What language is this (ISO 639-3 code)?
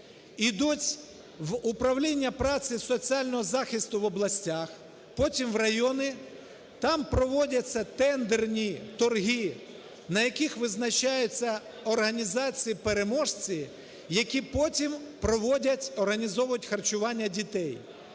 ukr